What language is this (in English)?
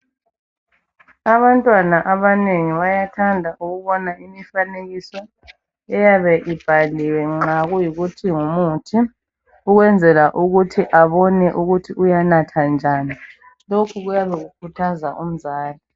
North Ndebele